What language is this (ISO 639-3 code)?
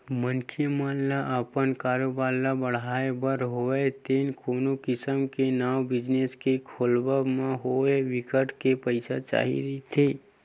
hne